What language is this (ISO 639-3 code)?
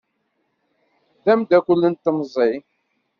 kab